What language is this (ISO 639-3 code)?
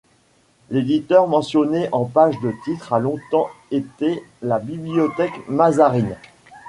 fra